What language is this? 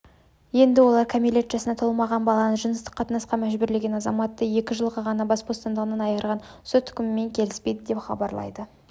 Kazakh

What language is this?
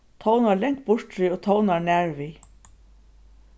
Faroese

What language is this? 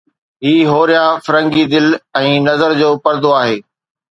Sindhi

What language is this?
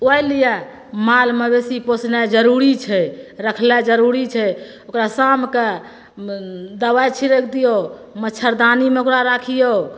Maithili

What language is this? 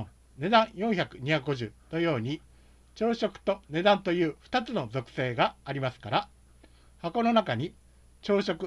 Japanese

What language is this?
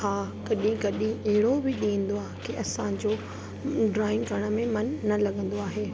Sindhi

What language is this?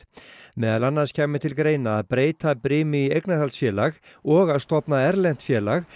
Icelandic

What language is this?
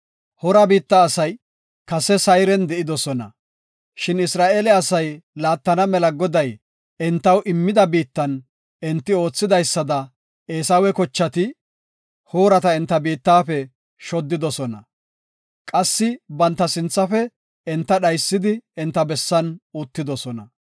Gofa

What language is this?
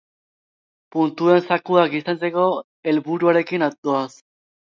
Basque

